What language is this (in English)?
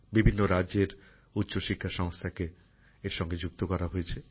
Bangla